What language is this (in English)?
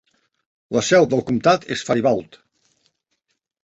Catalan